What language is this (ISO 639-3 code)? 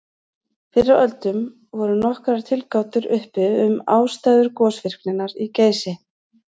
isl